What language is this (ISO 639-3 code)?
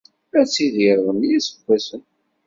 kab